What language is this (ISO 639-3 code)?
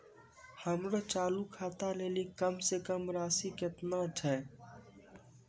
mai